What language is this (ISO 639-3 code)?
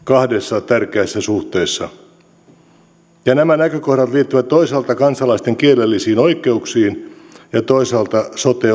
fin